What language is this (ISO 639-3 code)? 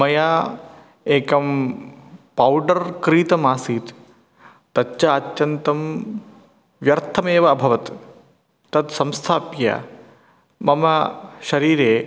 san